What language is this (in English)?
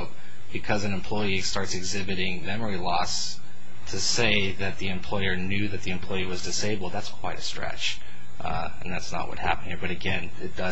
English